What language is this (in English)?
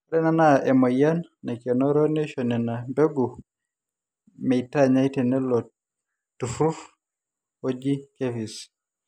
Masai